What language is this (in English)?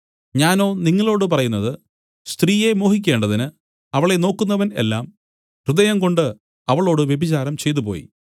Malayalam